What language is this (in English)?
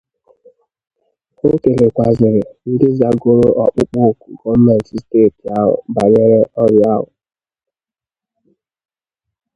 Igbo